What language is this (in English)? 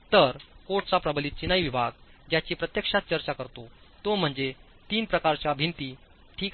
Marathi